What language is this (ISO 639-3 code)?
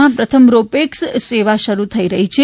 guj